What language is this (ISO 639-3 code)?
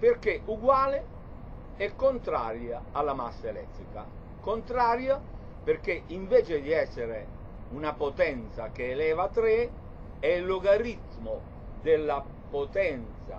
ita